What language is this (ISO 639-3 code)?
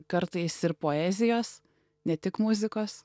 lit